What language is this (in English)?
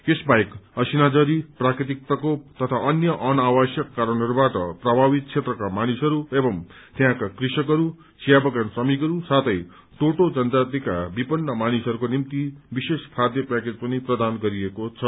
Nepali